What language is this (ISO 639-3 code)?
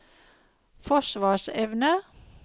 nor